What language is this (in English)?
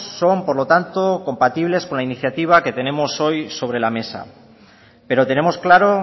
Spanish